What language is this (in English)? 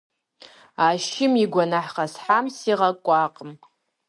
Kabardian